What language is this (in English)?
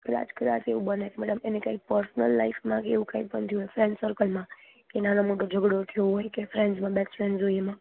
Gujarati